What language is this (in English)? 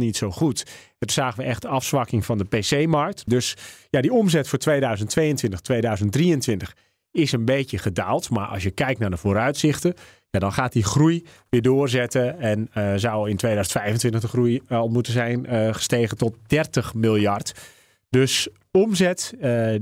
Dutch